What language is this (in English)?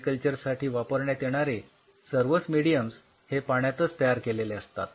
Marathi